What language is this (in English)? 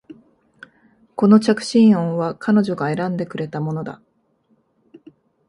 Japanese